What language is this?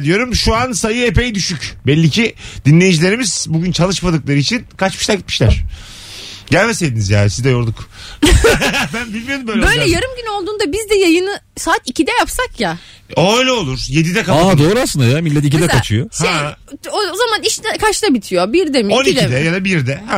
Turkish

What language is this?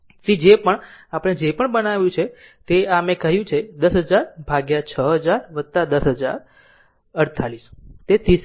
Gujarati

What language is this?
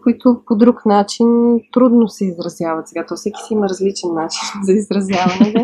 Bulgarian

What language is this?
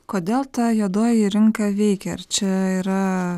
Lithuanian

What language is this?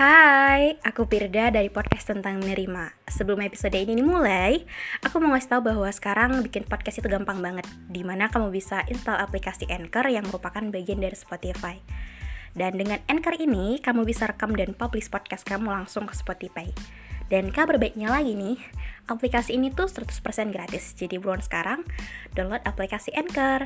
Indonesian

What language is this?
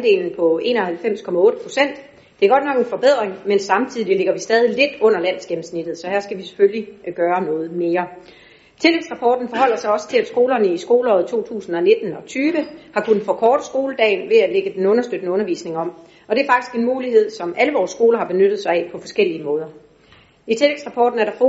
Danish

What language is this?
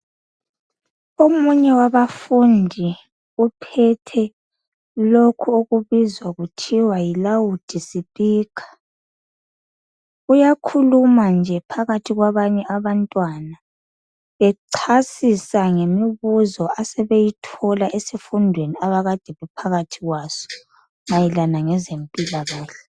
North Ndebele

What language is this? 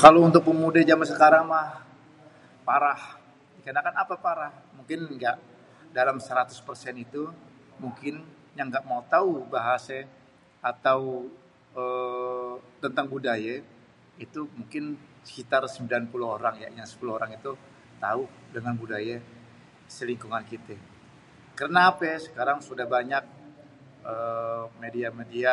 Betawi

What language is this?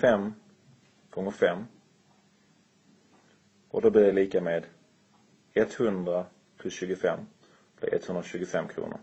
Swedish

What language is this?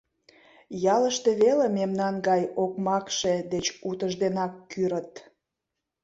Mari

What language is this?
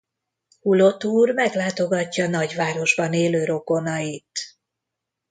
Hungarian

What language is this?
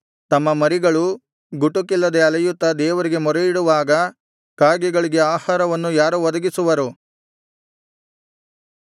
Kannada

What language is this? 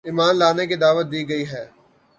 Urdu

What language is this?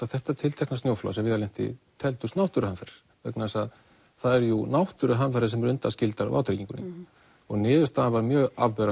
Icelandic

